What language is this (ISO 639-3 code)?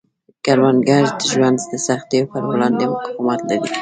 pus